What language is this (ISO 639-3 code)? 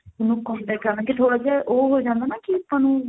pan